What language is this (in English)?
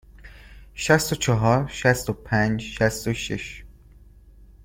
Persian